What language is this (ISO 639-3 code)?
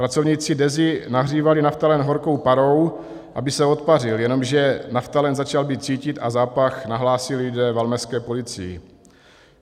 ces